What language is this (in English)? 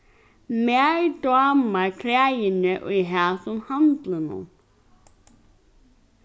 Faroese